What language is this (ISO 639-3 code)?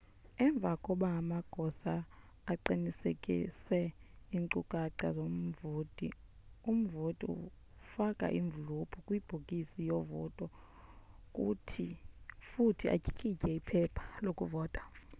xho